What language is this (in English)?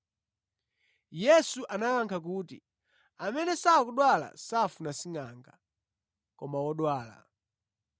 Nyanja